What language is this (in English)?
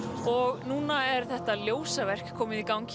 Icelandic